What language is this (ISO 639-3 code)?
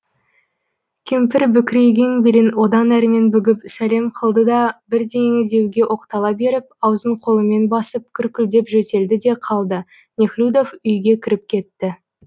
kaz